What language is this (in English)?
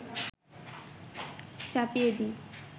Bangla